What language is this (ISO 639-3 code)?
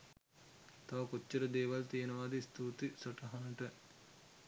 sin